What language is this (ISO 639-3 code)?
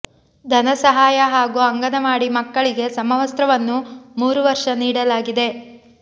kan